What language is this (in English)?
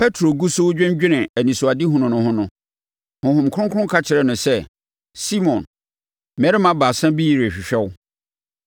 Akan